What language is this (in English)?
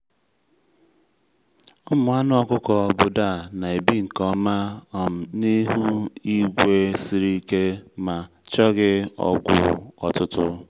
Igbo